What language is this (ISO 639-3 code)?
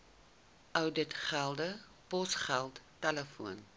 afr